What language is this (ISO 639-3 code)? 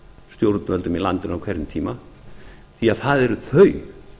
isl